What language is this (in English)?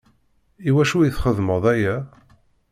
Kabyle